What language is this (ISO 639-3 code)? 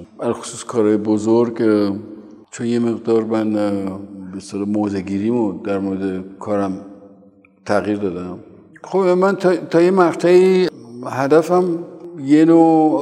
fas